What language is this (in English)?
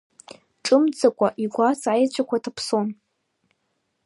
Abkhazian